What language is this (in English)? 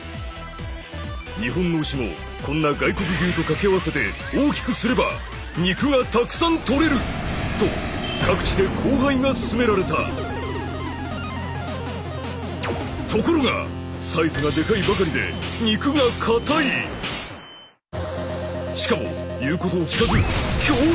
Japanese